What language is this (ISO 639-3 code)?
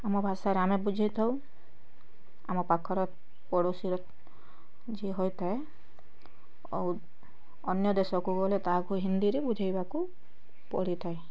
ori